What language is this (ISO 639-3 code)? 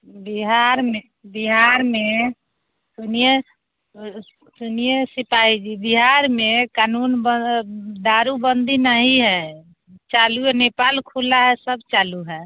mai